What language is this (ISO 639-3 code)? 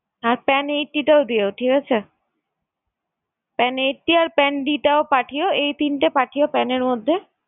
ben